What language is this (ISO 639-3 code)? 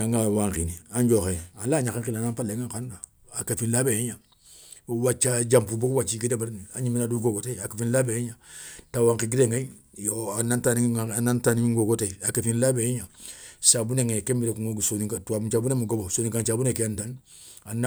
snk